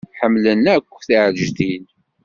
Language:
Kabyle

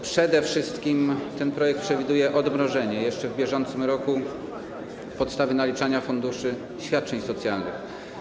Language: Polish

